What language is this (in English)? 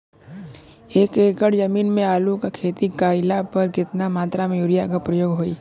Bhojpuri